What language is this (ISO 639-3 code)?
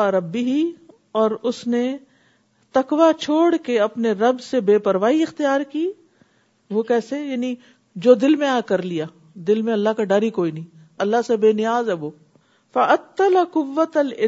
urd